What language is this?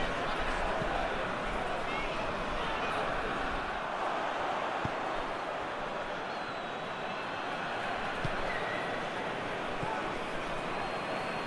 Turkish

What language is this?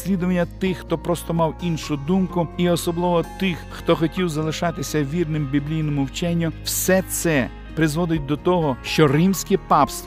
Ukrainian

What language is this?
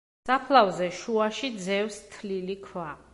Georgian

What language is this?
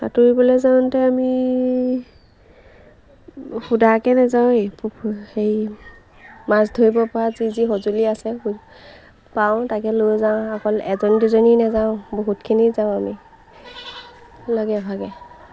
Assamese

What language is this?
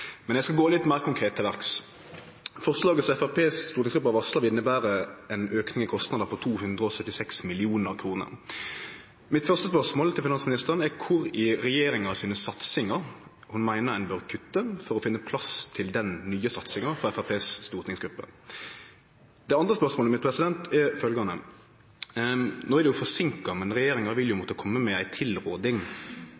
Norwegian Nynorsk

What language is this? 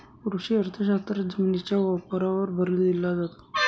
Marathi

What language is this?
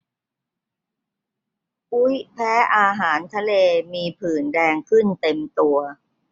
Thai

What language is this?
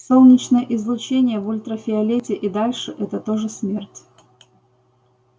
Russian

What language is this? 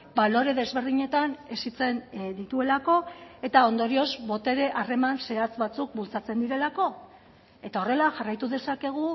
Basque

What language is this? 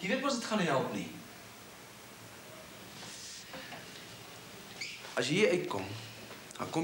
Dutch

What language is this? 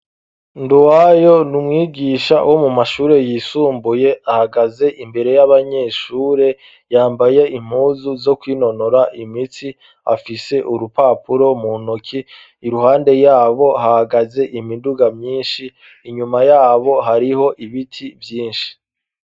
Rundi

